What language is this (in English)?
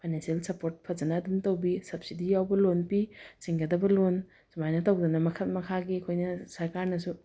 Manipuri